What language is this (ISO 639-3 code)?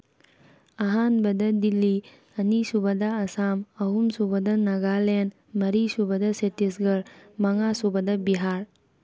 mni